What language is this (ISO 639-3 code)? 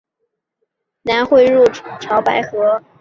zho